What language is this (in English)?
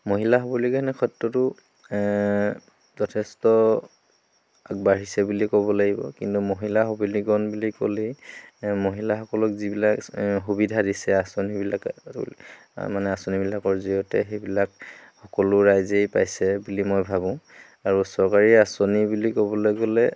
Assamese